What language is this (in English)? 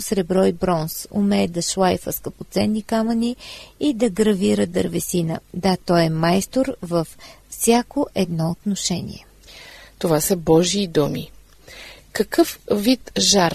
Bulgarian